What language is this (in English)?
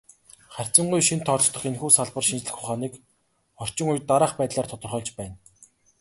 Mongolian